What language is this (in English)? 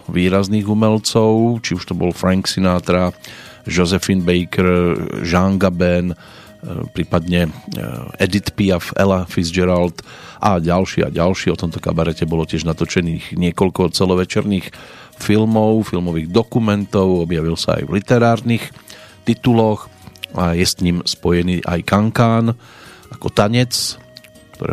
Slovak